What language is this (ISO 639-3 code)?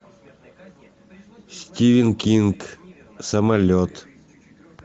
rus